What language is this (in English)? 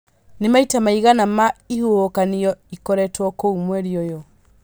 Kikuyu